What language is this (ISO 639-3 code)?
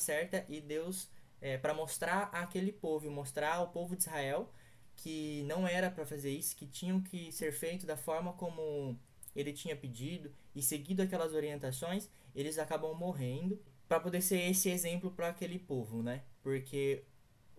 por